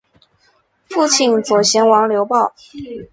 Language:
Chinese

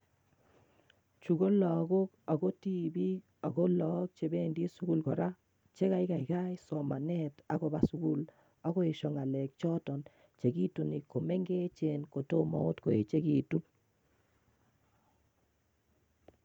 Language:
Kalenjin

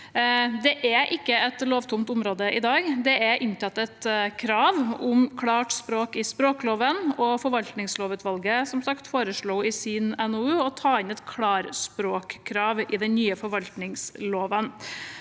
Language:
Norwegian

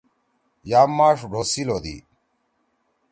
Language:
Torwali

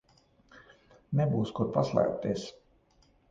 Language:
Latvian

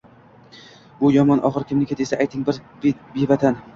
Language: Uzbek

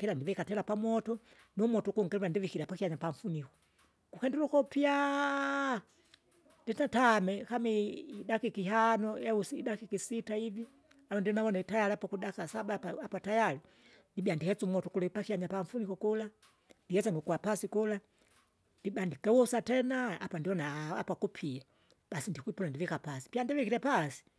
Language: Kinga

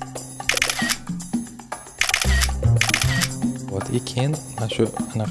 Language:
Turkish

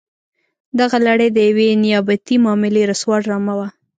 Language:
Pashto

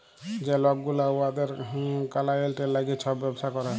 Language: Bangla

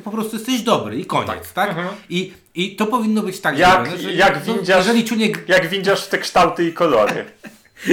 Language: Polish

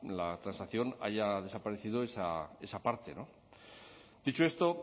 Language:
Spanish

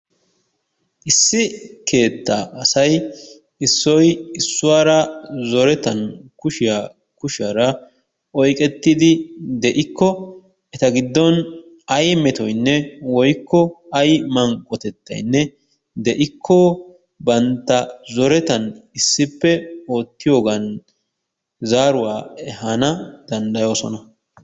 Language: Wolaytta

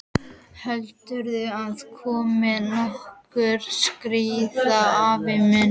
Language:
Icelandic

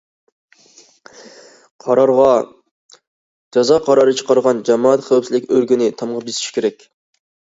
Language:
Uyghur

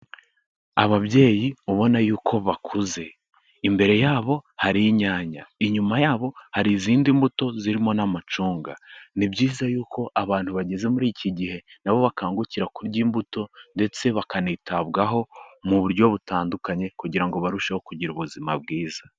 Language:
Kinyarwanda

